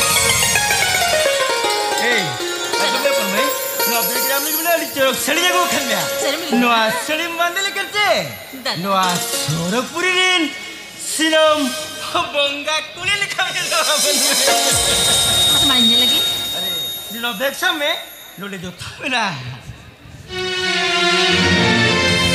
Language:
Arabic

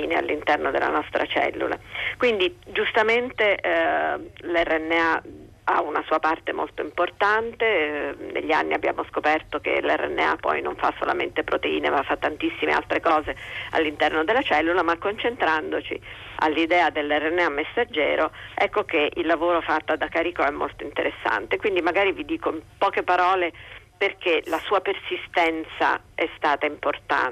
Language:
Italian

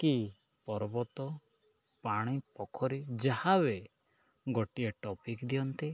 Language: Odia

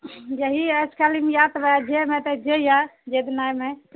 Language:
Maithili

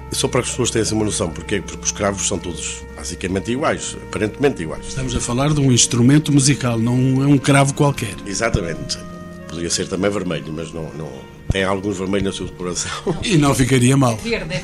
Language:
Portuguese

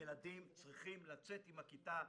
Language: Hebrew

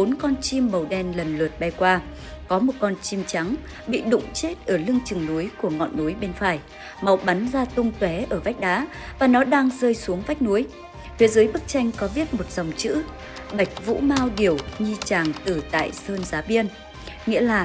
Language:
Vietnamese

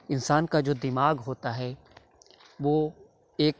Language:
Urdu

